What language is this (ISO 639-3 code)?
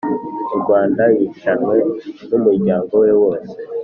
kin